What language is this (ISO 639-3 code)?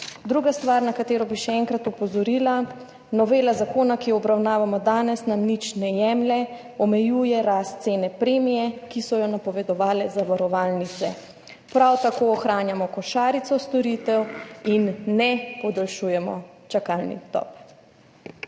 slv